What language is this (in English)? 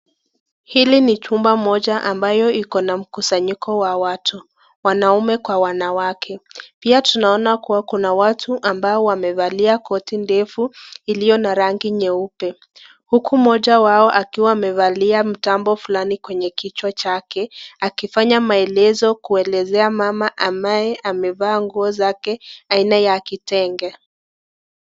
Swahili